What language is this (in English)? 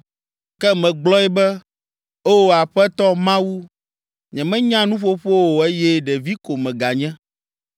Ewe